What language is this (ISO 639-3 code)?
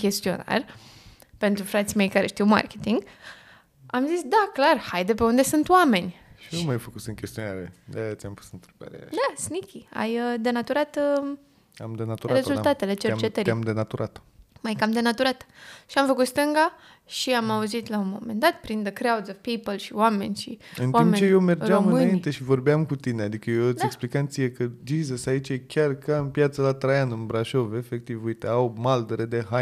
ron